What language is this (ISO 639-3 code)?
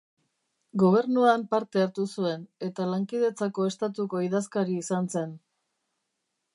eus